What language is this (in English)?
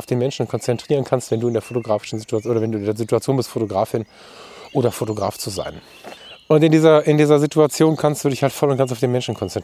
German